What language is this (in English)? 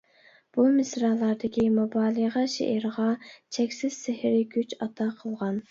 Uyghur